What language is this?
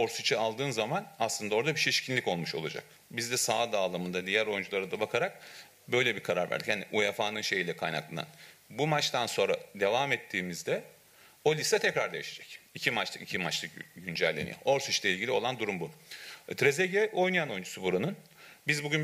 Turkish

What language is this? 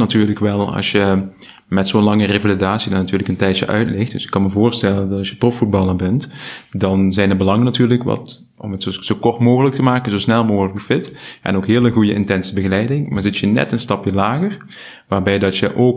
Dutch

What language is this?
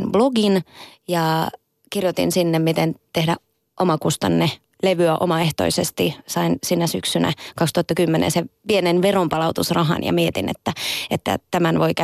Finnish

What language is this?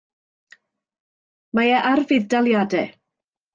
Welsh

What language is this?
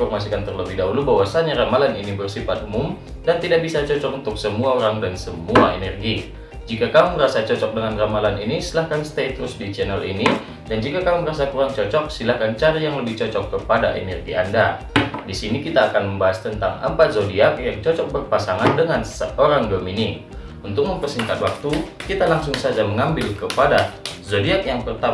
Indonesian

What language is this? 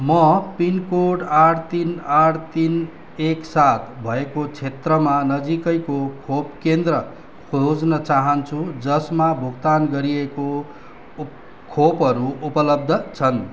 Nepali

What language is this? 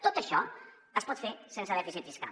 Catalan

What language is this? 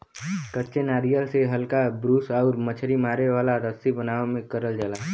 Bhojpuri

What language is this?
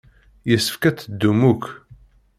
Kabyle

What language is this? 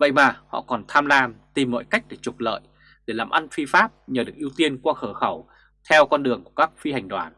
Vietnamese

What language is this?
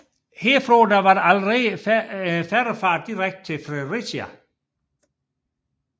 Danish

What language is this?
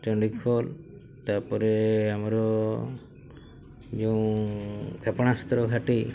Odia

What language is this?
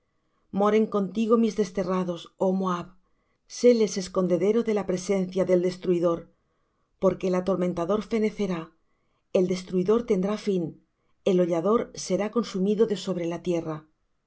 Spanish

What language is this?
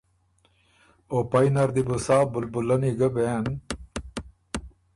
Ormuri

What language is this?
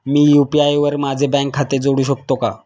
Marathi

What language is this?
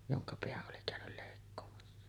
Finnish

